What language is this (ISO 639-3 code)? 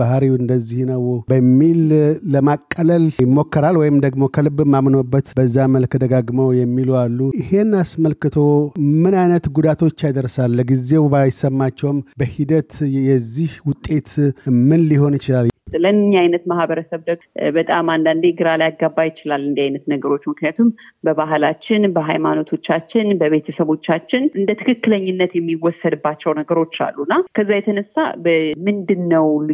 amh